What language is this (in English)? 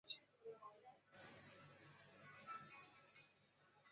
Chinese